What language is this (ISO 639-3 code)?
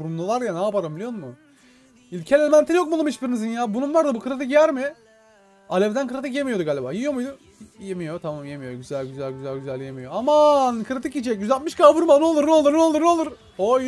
tur